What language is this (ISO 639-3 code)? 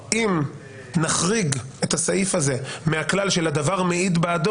heb